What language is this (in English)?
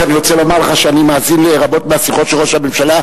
Hebrew